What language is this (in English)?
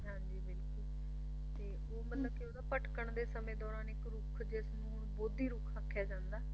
Punjabi